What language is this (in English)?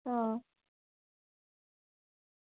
Dogri